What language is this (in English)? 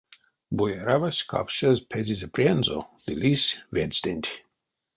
Erzya